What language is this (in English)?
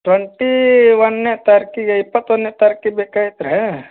Kannada